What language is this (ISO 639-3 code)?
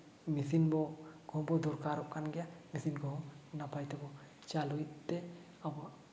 sat